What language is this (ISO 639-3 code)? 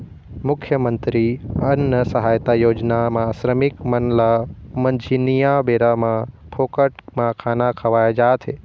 hne